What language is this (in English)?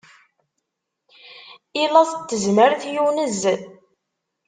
Kabyle